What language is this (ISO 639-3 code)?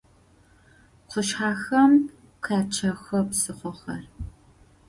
ady